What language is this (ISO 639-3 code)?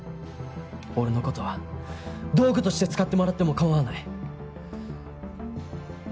jpn